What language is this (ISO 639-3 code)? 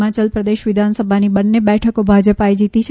guj